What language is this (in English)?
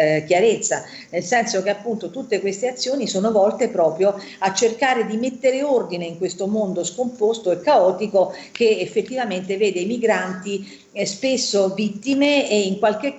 Italian